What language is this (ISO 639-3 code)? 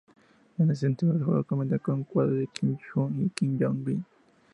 spa